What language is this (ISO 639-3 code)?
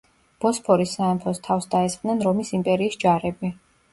kat